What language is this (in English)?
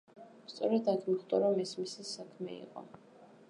Georgian